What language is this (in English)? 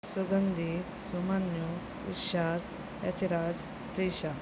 Kannada